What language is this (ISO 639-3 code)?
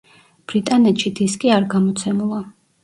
kat